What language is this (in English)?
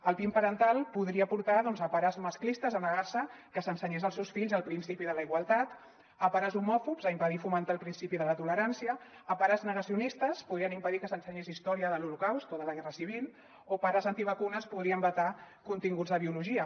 Catalan